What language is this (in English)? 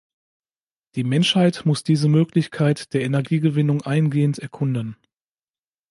German